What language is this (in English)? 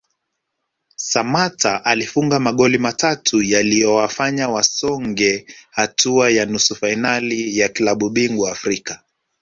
Swahili